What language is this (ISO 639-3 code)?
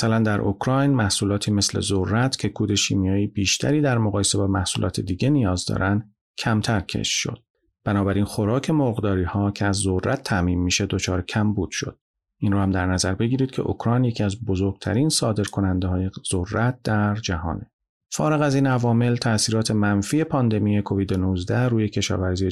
fas